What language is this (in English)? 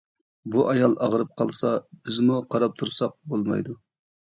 Uyghur